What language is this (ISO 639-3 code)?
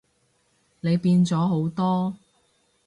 yue